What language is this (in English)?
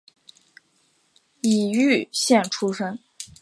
Chinese